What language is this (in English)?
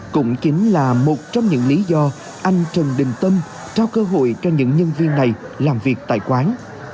Vietnamese